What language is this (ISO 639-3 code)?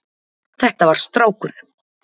isl